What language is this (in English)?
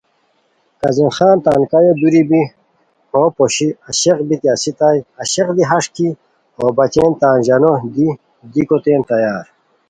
Khowar